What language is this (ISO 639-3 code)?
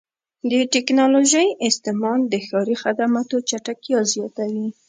pus